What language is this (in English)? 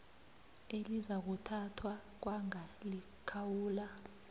South Ndebele